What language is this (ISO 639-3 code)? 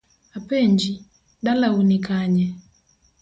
luo